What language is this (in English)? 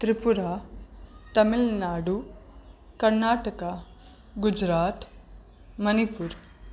Sindhi